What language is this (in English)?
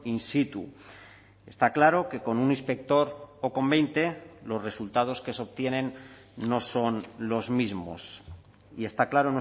Spanish